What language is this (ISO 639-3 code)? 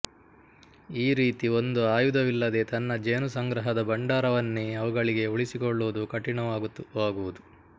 kan